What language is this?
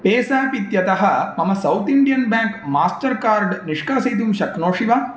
Sanskrit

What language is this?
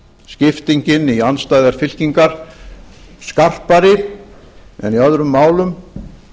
Icelandic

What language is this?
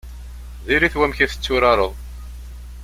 Kabyle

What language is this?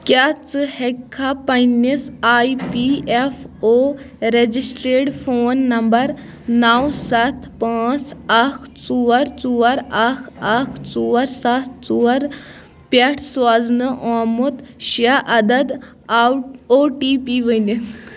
Kashmiri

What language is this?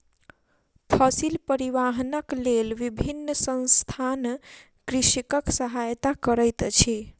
Maithili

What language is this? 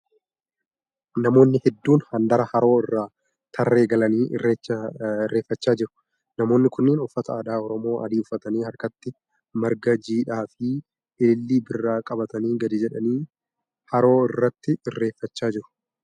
Oromo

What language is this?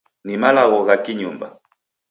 Taita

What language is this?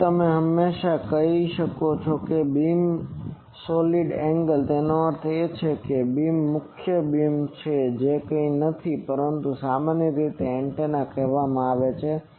Gujarati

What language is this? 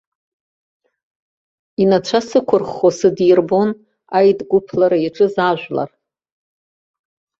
Abkhazian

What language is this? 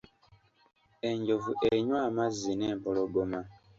Ganda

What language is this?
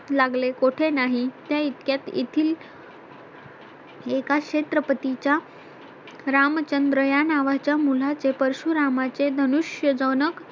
Marathi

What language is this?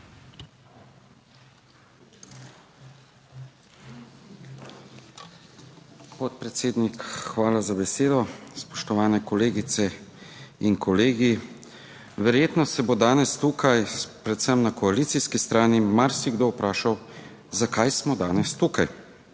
Slovenian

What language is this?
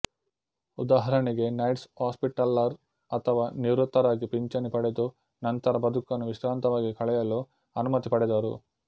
Kannada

